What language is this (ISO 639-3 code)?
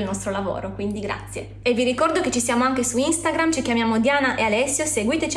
ita